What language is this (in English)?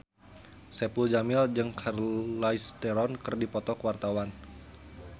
Sundanese